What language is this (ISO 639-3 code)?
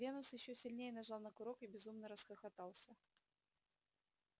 rus